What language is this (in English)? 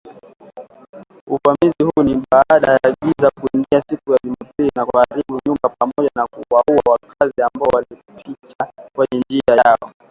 Swahili